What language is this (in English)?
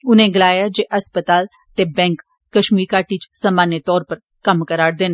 Dogri